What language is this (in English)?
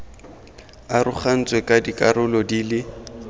Tswana